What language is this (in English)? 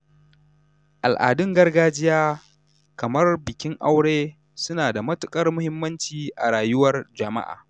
Hausa